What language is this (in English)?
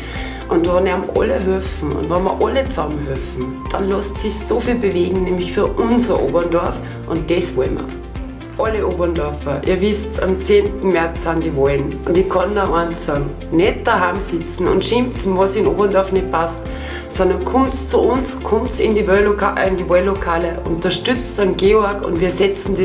German